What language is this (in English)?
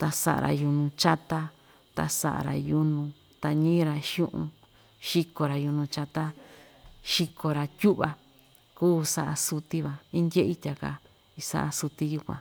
Ixtayutla Mixtec